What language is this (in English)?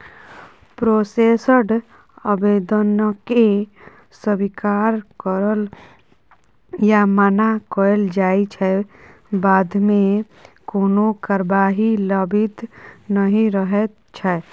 Maithili